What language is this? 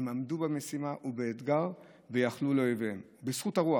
Hebrew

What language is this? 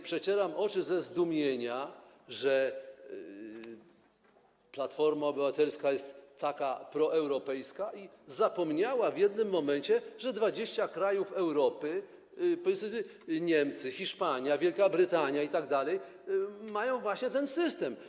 Polish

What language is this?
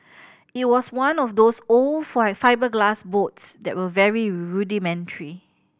English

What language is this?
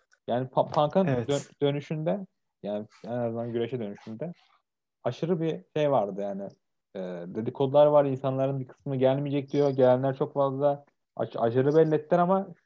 Turkish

